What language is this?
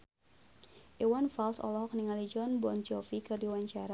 Sundanese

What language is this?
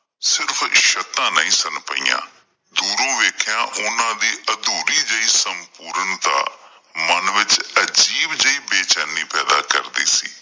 Punjabi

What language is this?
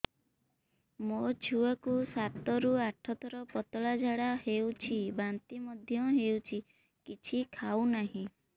Odia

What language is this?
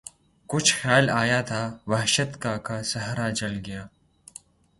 Urdu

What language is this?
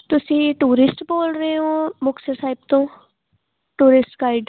Punjabi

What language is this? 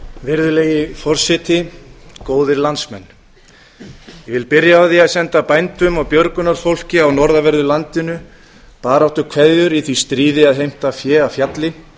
Icelandic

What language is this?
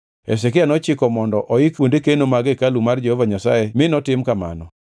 Luo (Kenya and Tanzania)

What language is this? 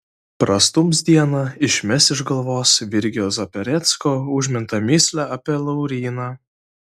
Lithuanian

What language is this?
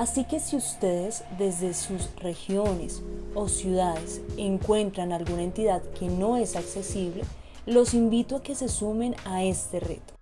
Spanish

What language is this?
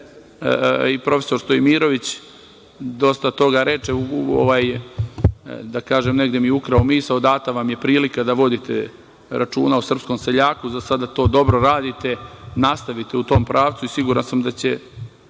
Serbian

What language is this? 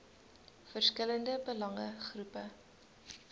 Afrikaans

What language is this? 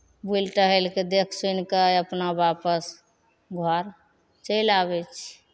Maithili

